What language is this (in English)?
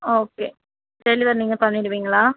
Tamil